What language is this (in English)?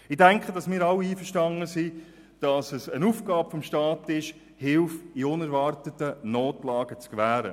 Swiss German